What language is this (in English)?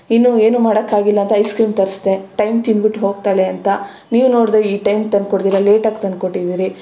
Kannada